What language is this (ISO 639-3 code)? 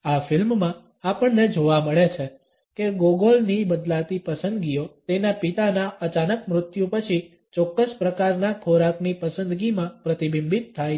guj